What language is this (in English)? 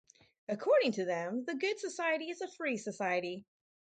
English